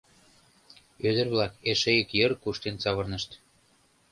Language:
Mari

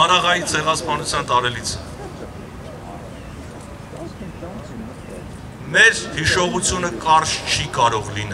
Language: Turkish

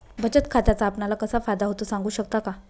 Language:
Marathi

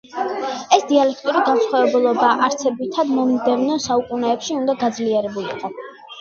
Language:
Georgian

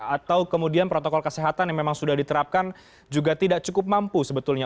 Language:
Indonesian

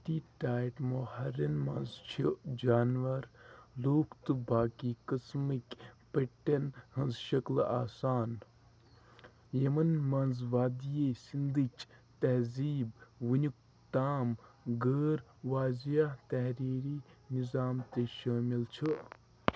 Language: Kashmiri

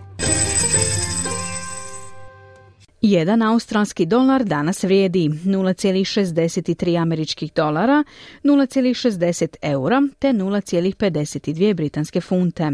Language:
Croatian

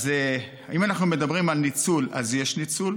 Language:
Hebrew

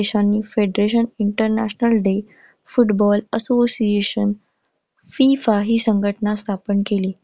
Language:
Marathi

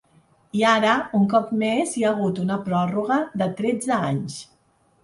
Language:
Catalan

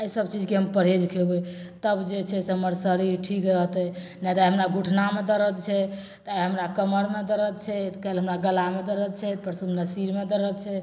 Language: Maithili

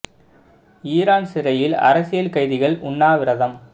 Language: Tamil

